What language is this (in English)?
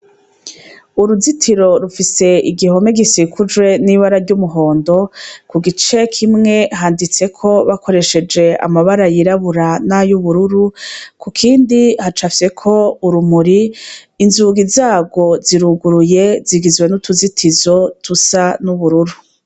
Rundi